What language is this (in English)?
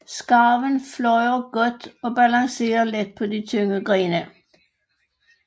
Danish